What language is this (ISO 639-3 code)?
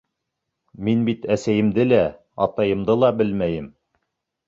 bak